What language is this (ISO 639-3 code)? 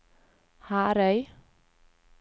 nor